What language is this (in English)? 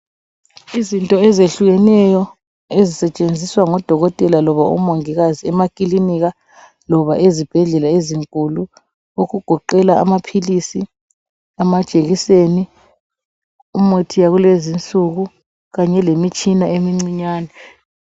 North Ndebele